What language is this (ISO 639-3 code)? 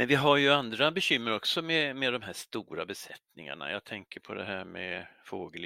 swe